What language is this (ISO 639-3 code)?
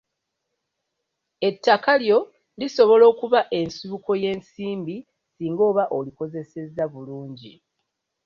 lug